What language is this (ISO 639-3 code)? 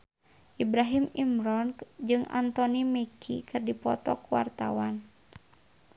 sun